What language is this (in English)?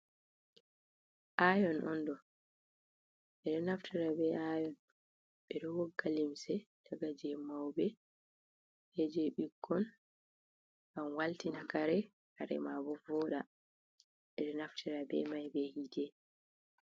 Fula